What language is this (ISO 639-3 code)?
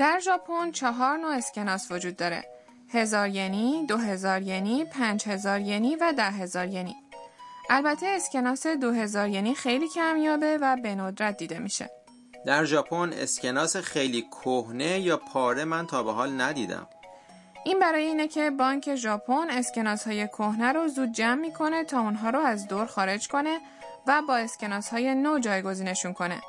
fas